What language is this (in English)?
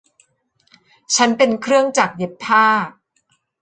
Thai